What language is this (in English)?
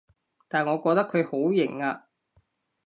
Cantonese